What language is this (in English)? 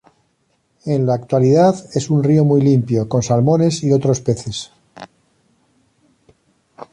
Spanish